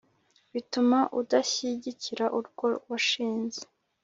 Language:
Kinyarwanda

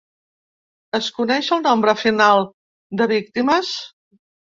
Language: Catalan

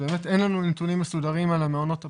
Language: Hebrew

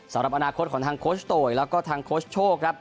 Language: Thai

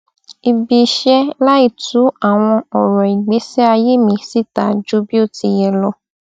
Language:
Yoruba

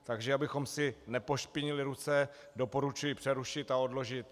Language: Czech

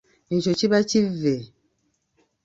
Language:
Ganda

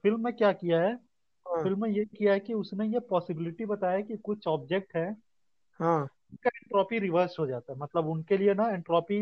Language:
Hindi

